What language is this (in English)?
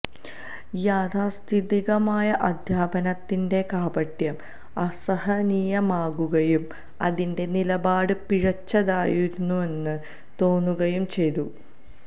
Malayalam